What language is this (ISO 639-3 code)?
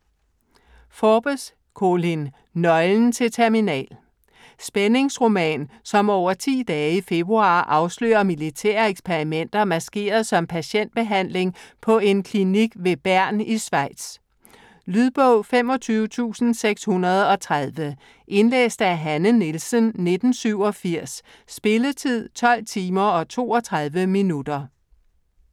dan